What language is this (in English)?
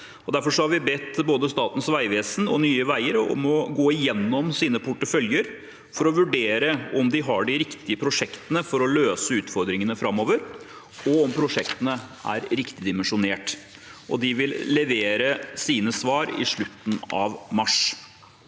Norwegian